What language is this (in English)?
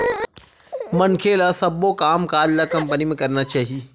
Chhattisgarhi